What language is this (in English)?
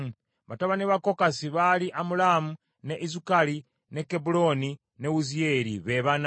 Ganda